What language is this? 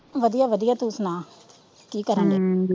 Punjabi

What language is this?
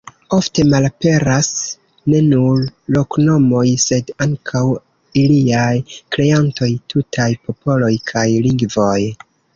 Esperanto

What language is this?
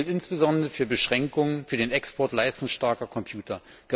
German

